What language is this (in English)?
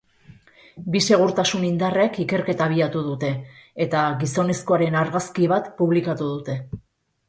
Basque